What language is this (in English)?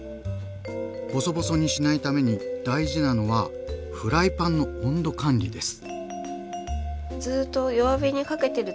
Japanese